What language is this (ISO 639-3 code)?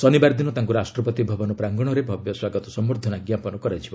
ori